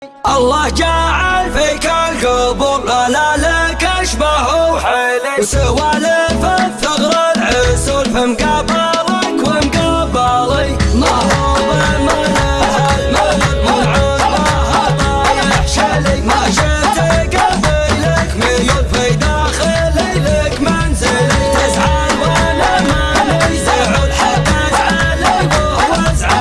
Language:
Arabic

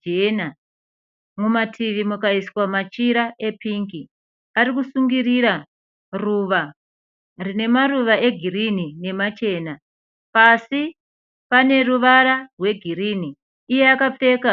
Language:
Shona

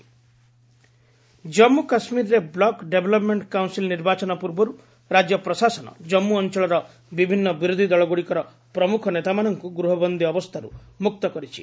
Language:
Odia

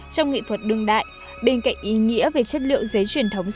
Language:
Vietnamese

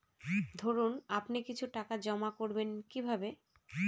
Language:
Bangla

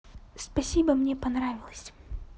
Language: Russian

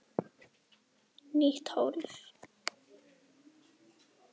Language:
Icelandic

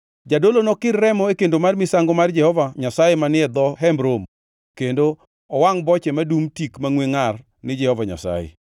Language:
Luo (Kenya and Tanzania)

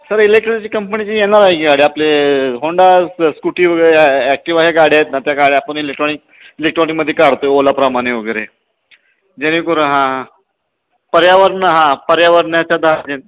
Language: Marathi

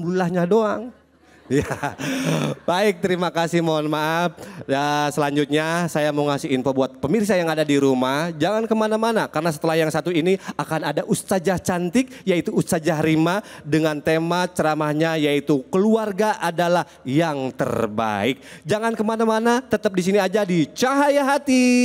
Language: Indonesian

